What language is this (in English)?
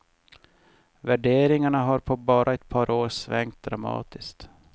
Swedish